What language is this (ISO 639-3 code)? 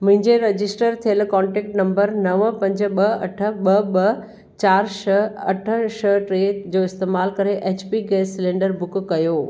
snd